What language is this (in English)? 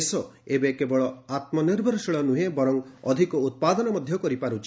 Odia